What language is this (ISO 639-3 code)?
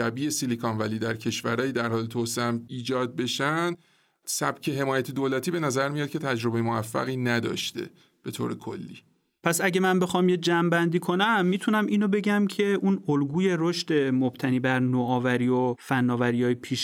fas